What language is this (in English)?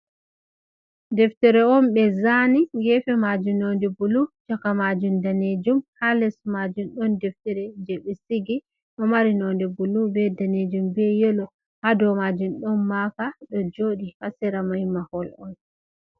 Fula